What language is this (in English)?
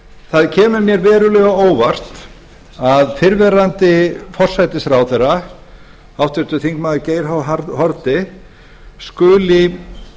Icelandic